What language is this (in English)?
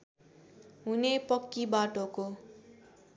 Nepali